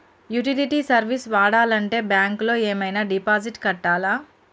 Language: Telugu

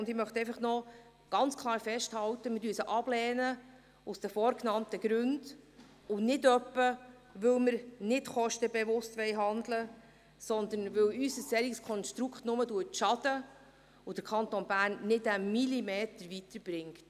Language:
Swiss German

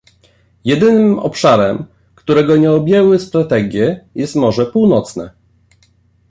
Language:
Polish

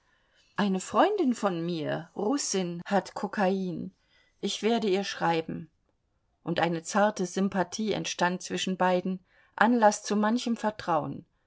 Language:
German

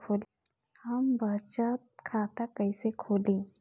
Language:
Bhojpuri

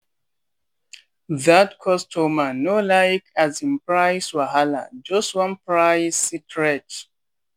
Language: Nigerian Pidgin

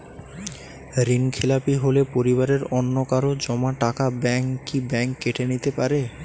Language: Bangla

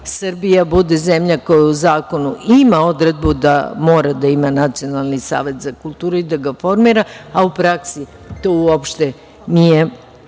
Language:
Serbian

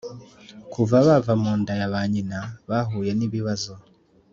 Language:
Kinyarwanda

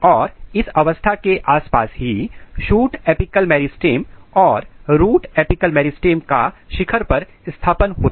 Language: Hindi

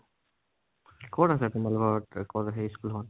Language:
Assamese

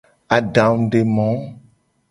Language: Gen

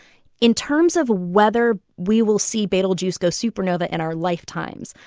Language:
English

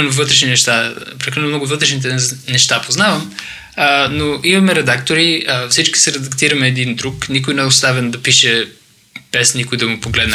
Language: Bulgarian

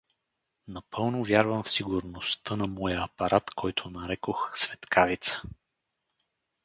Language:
Bulgarian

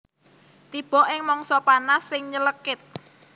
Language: Javanese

